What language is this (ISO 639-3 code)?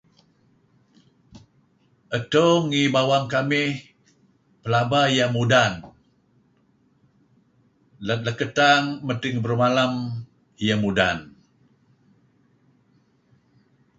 kzi